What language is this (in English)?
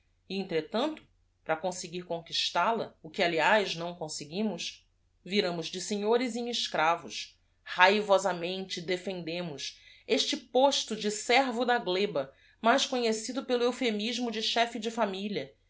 Portuguese